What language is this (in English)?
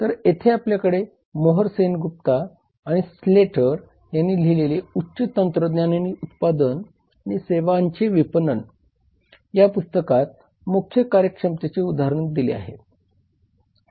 Marathi